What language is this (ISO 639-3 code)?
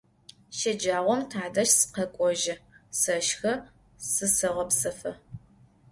ady